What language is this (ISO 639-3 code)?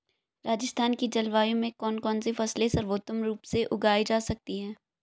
hin